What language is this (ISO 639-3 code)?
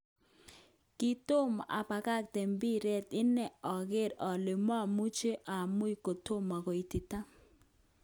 kln